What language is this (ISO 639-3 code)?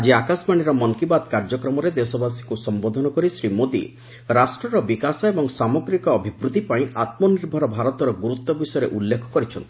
ori